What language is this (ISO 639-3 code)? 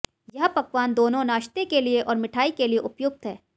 hin